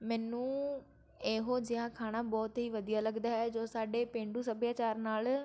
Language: Punjabi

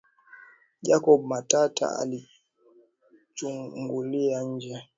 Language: Swahili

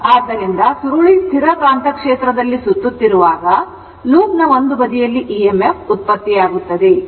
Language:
Kannada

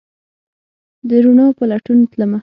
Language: Pashto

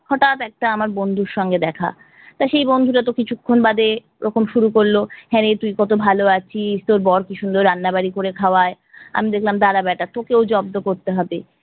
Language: Bangla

